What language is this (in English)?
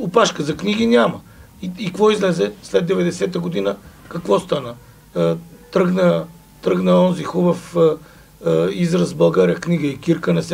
Bulgarian